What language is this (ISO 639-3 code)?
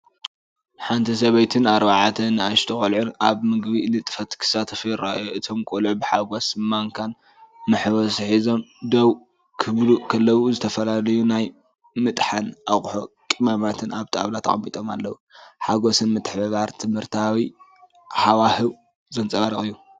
tir